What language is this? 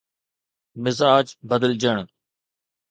Sindhi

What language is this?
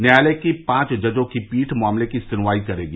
Hindi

